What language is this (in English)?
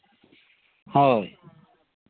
Santali